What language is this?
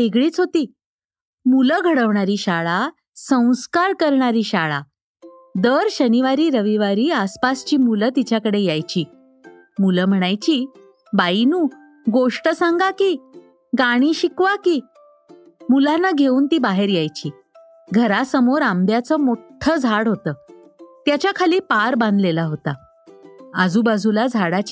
Marathi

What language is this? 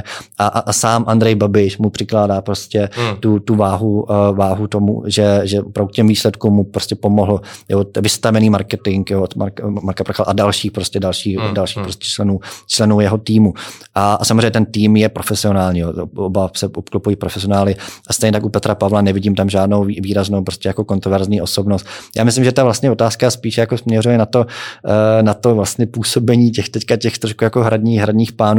Czech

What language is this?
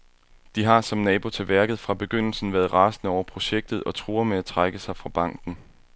Danish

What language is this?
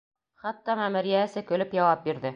Bashkir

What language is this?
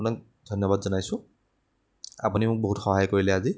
Assamese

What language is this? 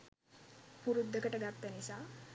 Sinhala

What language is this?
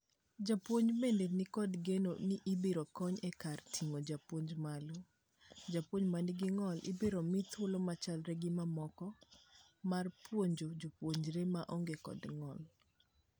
Luo (Kenya and Tanzania)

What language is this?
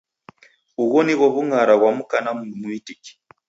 Taita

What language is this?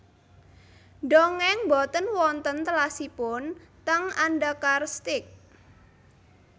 Javanese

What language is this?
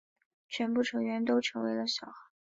Chinese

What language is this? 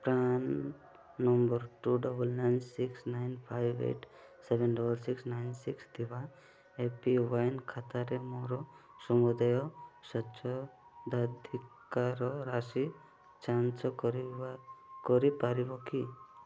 Odia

